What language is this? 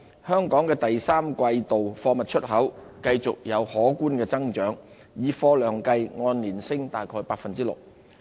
Cantonese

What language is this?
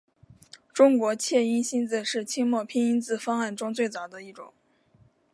Chinese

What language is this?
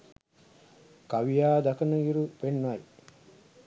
Sinhala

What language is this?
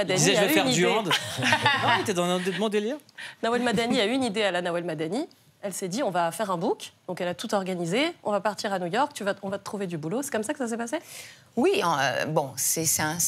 French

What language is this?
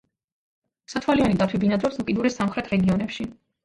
Georgian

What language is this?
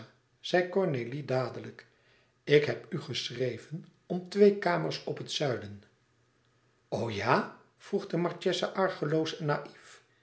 Dutch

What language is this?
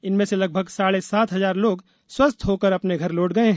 Hindi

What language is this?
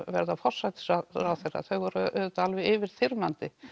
Icelandic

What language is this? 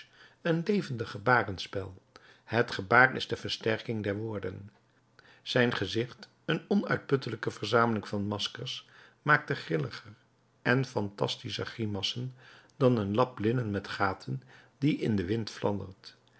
Dutch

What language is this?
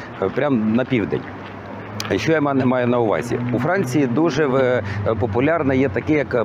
Ukrainian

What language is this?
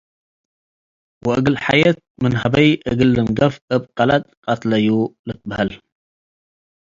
Tigre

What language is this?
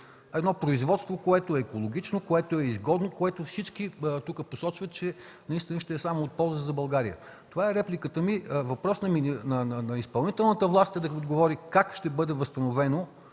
Bulgarian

